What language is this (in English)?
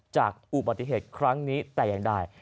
Thai